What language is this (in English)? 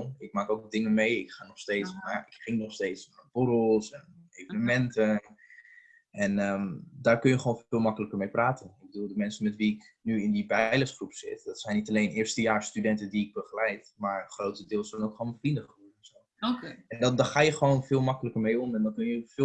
Dutch